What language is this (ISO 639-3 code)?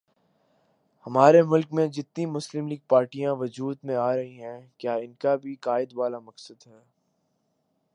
urd